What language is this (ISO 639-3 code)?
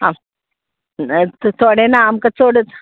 kok